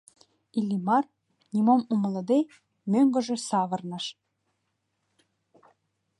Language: Mari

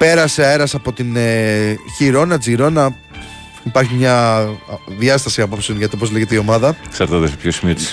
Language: Greek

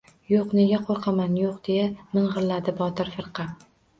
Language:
Uzbek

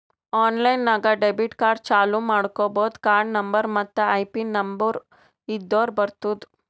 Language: Kannada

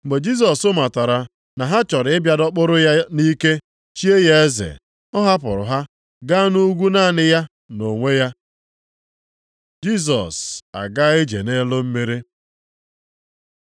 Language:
Igbo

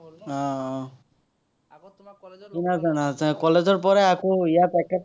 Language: Assamese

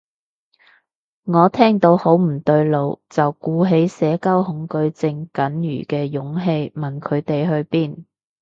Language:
Cantonese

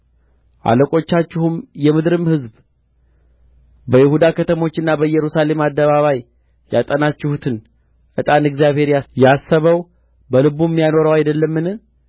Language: Amharic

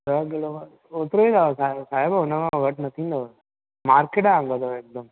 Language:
Sindhi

